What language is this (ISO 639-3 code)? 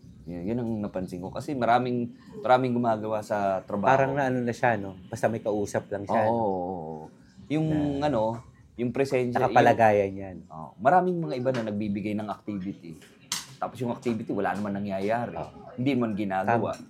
fil